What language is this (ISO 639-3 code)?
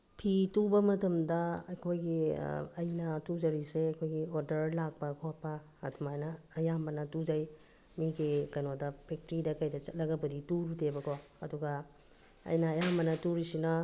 mni